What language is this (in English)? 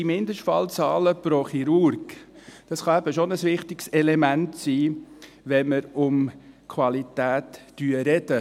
Swiss German